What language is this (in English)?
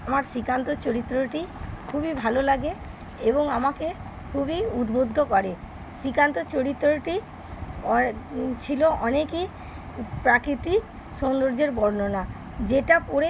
Bangla